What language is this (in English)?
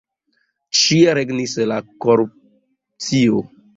Esperanto